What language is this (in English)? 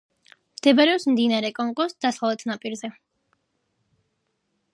Georgian